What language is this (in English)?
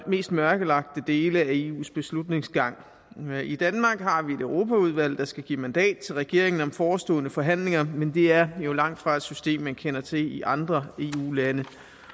Danish